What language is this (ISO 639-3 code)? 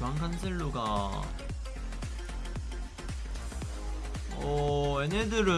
kor